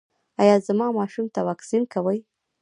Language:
Pashto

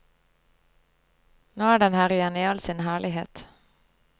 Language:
Norwegian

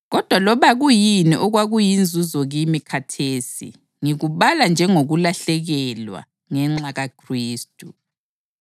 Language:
North Ndebele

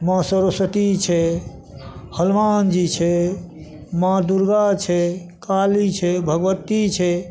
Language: Maithili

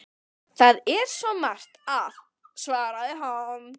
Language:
Icelandic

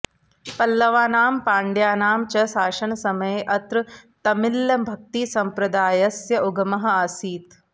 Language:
Sanskrit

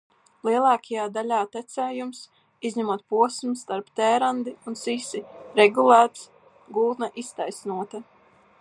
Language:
Latvian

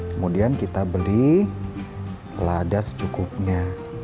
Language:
Indonesian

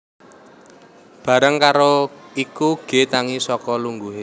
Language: Javanese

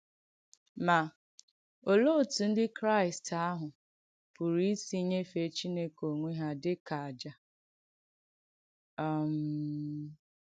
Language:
Igbo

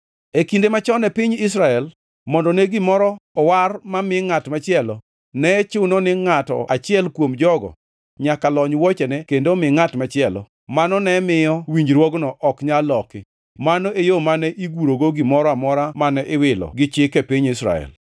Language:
Luo (Kenya and Tanzania)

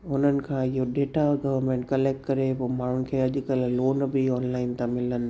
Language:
Sindhi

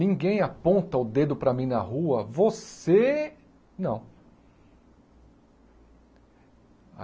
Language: Portuguese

